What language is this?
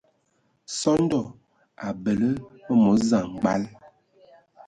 Ewondo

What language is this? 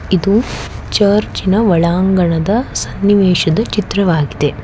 Kannada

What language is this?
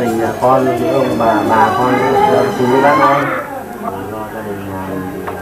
Vietnamese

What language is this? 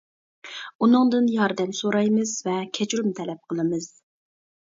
Uyghur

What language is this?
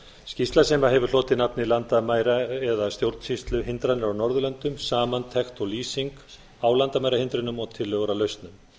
Icelandic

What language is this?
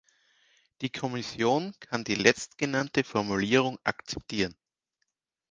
German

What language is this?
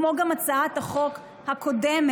Hebrew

